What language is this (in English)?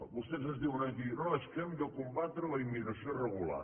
Catalan